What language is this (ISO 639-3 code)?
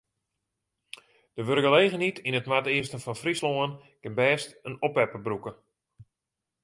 fry